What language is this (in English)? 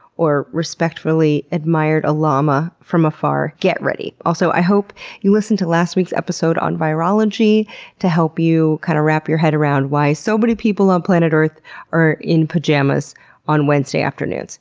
English